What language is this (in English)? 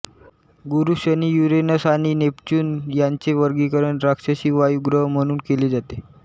Marathi